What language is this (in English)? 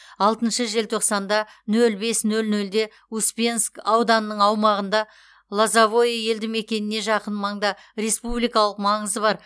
Kazakh